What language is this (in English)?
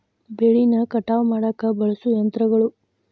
Kannada